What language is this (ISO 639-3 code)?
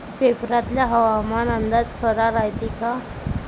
mar